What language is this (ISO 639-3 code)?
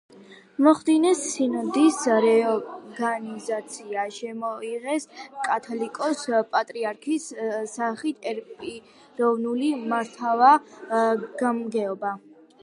kat